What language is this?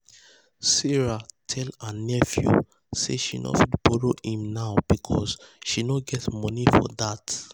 Nigerian Pidgin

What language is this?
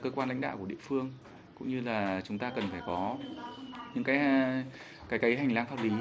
Vietnamese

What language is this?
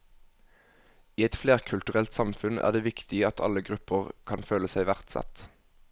Norwegian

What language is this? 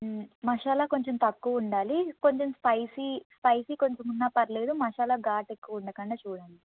Telugu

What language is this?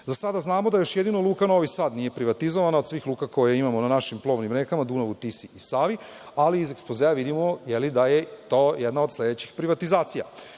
Serbian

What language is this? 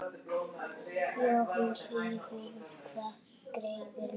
Icelandic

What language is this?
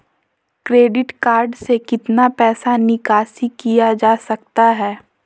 Magahi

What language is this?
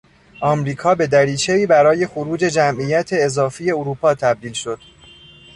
Persian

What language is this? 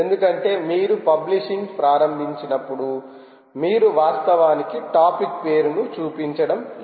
Telugu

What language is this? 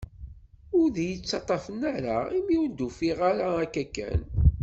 Kabyle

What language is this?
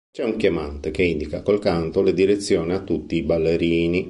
Italian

